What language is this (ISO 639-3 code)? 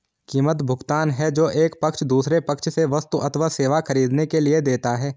hin